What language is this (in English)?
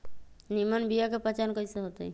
Magahi